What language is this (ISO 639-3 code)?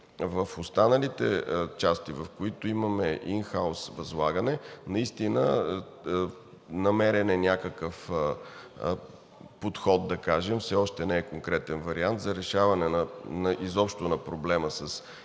bul